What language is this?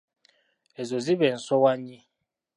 Ganda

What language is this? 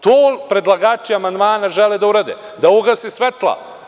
Serbian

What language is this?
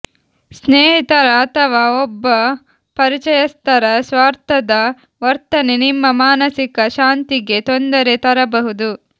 Kannada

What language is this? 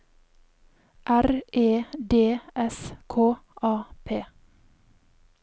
Norwegian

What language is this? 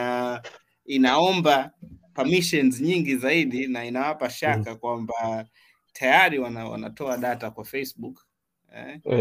Swahili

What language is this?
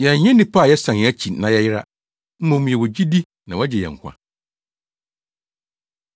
Akan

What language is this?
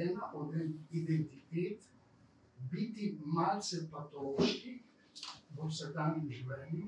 Romanian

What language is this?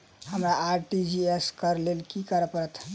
Maithili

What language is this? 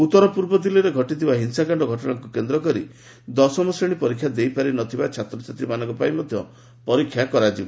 Odia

